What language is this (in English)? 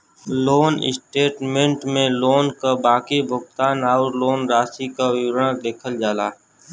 Bhojpuri